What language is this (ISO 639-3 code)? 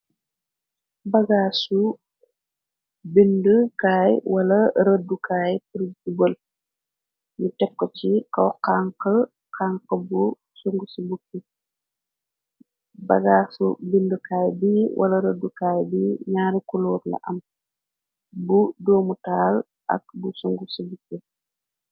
wol